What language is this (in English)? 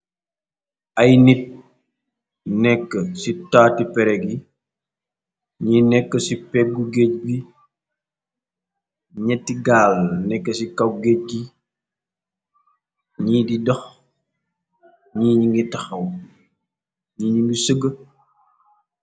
Wolof